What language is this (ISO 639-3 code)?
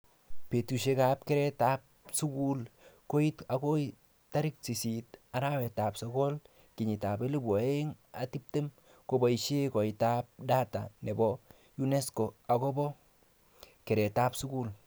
kln